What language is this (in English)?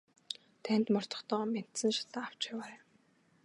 Mongolian